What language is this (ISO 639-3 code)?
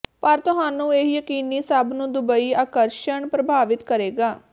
pan